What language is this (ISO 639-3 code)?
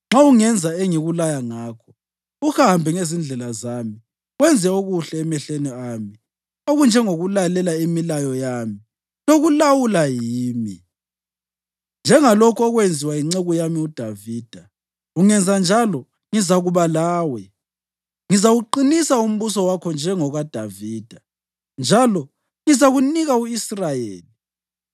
nde